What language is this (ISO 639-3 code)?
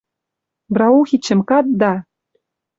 mrj